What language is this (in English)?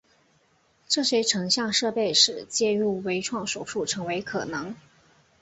Chinese